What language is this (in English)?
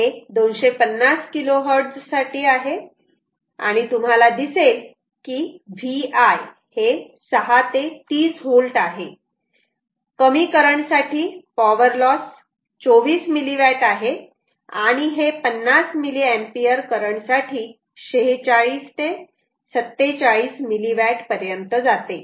Marathi